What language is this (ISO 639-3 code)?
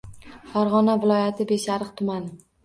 uzb